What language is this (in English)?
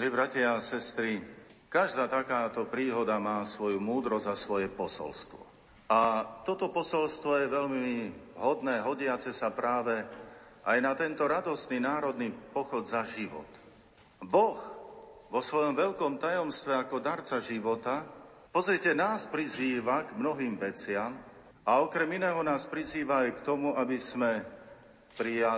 Slovak